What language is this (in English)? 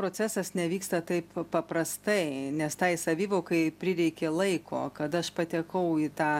Lithuanian